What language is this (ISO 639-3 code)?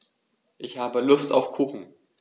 deu